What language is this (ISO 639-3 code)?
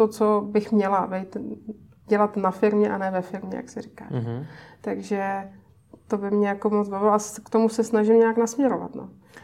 ces